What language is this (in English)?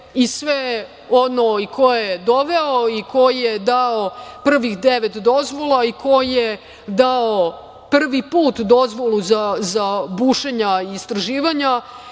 Serbian